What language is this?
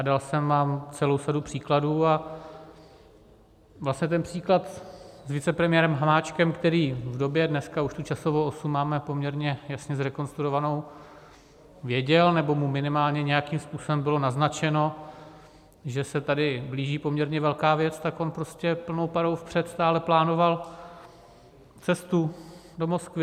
Czech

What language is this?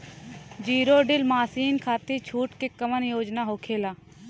Bhojpuri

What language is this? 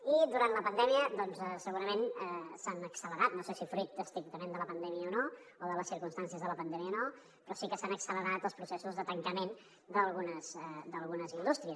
Catalan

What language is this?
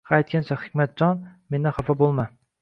Uzbek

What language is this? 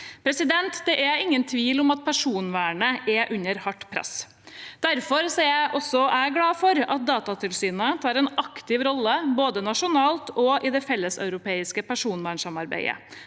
Norwegian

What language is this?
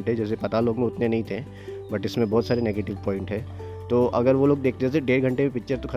Hindi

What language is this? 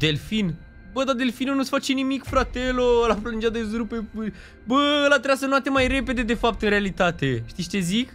Romanian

